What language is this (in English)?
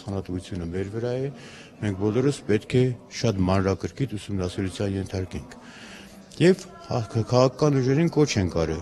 Turkish